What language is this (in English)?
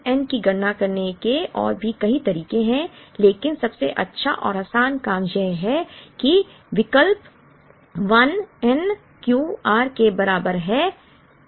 Hindi